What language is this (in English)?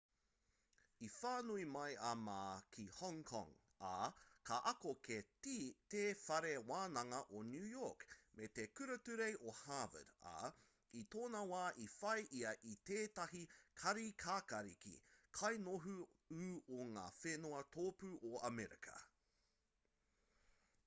Māori